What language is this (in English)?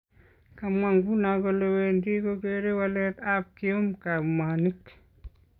Kalenjin